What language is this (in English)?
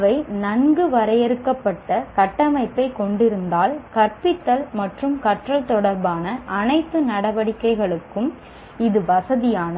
Tamil